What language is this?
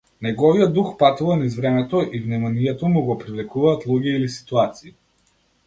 Macedonian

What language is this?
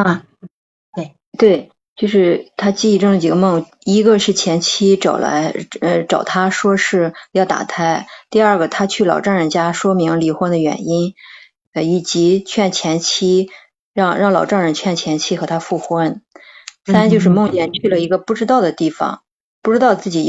Chinese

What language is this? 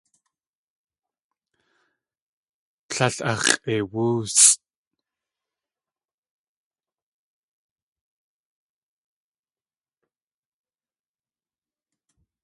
Tlingit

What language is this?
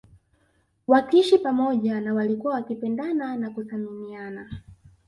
Swahili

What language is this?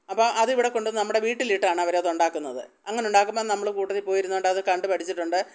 Malayalam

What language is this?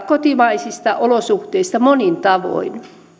Finnish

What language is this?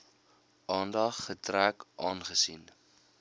Afrikaans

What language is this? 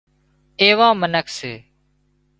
Wadiyara Koli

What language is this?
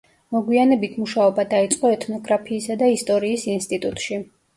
Georgian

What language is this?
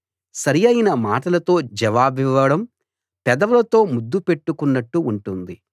Telugu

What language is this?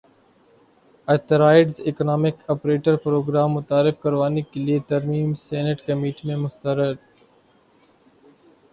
Urdu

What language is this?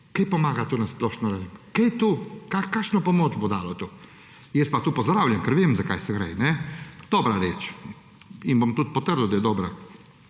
Slovenian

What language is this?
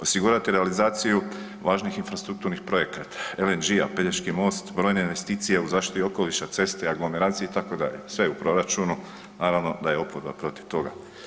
Croatian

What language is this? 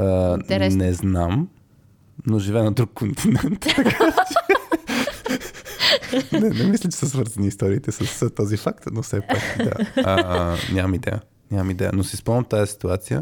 Bulgarian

